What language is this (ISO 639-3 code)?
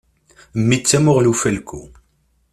kab